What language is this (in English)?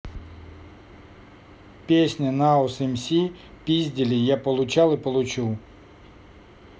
Russian